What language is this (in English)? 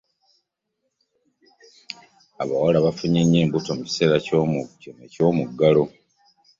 Ganda